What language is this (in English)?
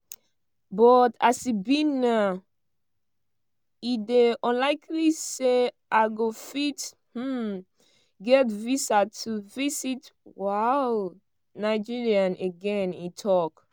Nigerian Pidgin